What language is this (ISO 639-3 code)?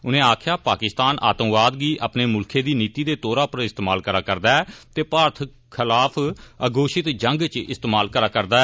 doi